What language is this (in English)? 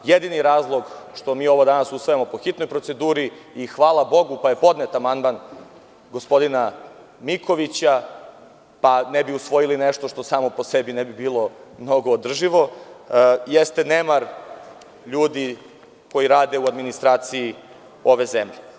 Serbian